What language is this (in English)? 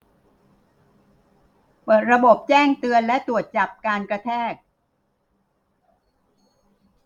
Thai